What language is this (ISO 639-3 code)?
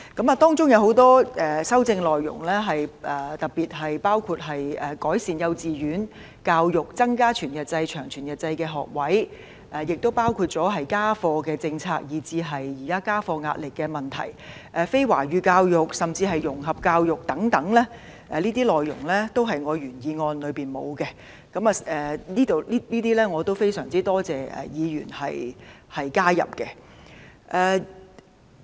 yue